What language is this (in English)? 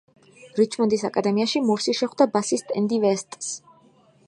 Georgian